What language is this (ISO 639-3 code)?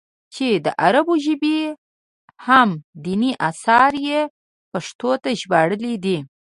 pus